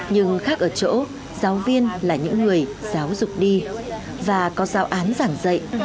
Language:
Vietnamese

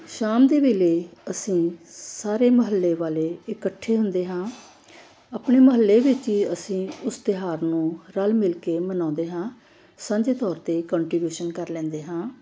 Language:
Punjabi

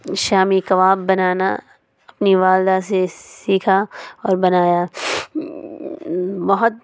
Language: Urdu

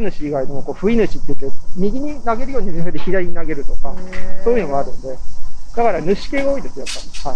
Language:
Japanese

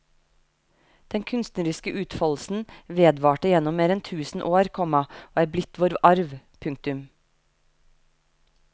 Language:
Norwegian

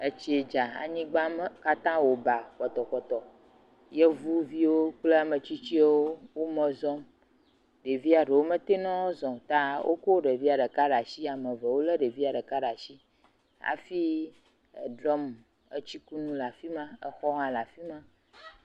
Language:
Ewe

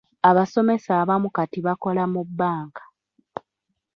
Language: Ganda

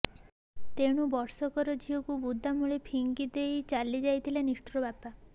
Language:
Odia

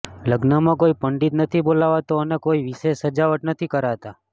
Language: Gujarati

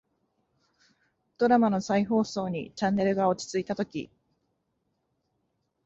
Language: Japanese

